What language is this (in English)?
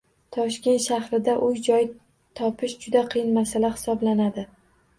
Uzbek